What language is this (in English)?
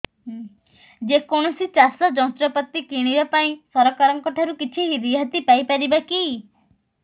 Odia